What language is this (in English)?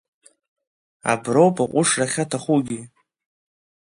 Abkhazian